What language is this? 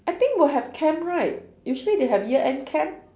English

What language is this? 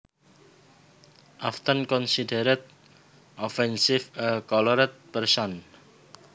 Javanese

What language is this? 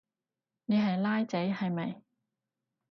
Cantonese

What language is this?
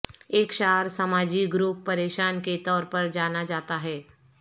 Urdu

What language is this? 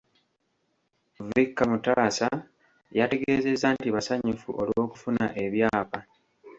Ganda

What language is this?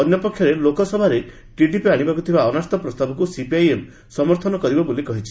Odia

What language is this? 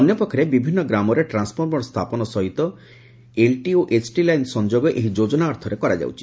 Odia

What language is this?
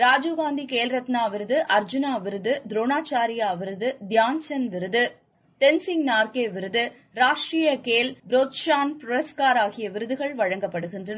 Tamil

